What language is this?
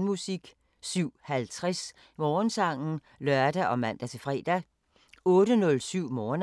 Danish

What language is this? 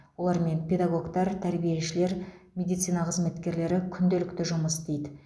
Kazakh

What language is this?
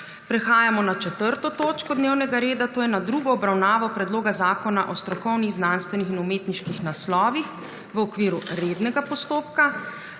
Slovenian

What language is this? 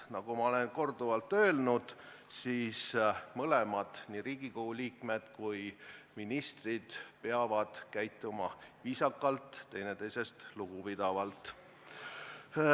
Estonian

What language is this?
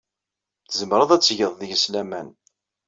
Kabyle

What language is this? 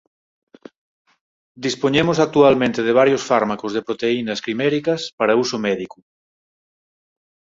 Galician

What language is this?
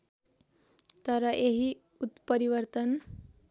Nepali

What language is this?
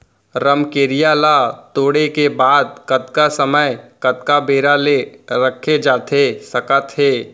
Chhattisgarhi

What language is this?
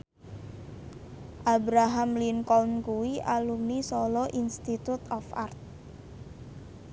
Javanese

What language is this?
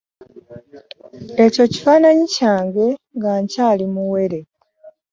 Ganda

